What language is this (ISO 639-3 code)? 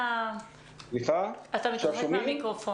heb